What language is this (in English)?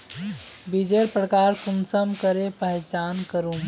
Magahi